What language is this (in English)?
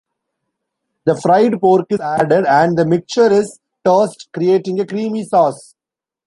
English